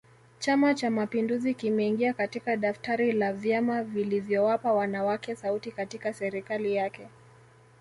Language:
Swahili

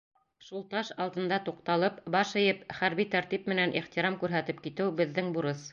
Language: Bashkir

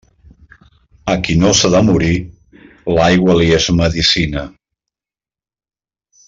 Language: Catalan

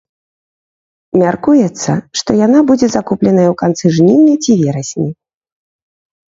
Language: Belarusian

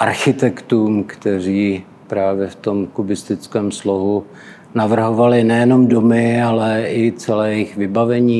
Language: Czech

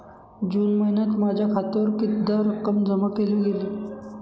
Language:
Marathi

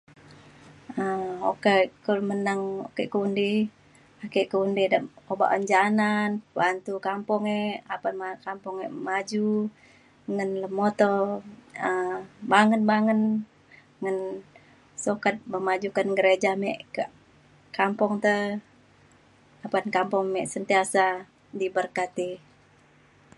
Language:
Mainstream Kenyah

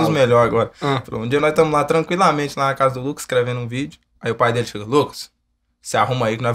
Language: Portuguese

